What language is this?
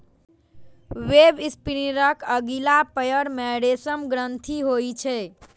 Maithili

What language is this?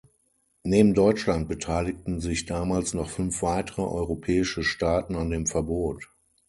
German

